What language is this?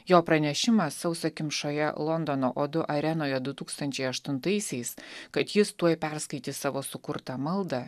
Lithuanian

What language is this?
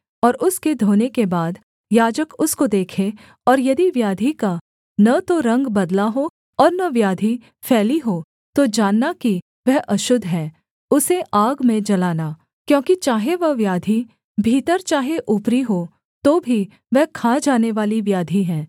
Hindi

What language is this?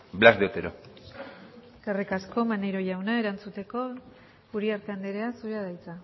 Basque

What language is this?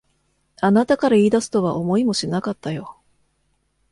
Japanese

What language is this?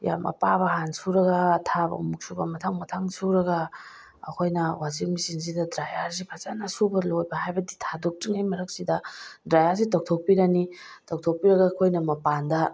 Manipuri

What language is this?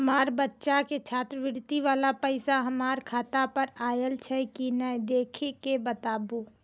Maithili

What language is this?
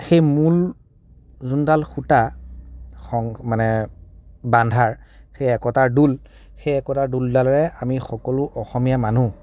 Assamese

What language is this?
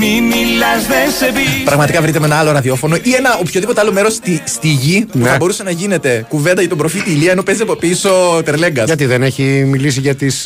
Greek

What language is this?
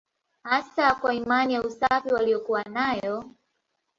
Swahili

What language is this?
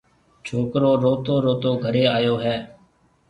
Marwari (Pakistan)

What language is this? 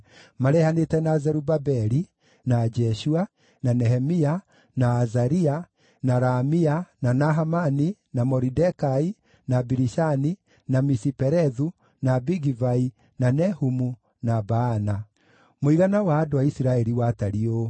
Kikuyu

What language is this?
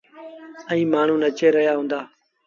Sindhi Bhil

